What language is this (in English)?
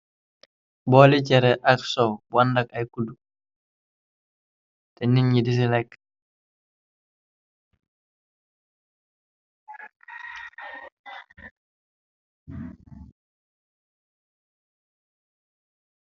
Wolof